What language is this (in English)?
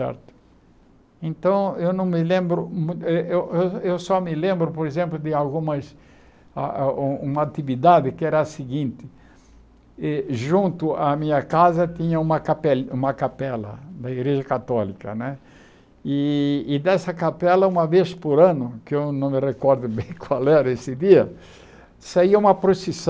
Portuguese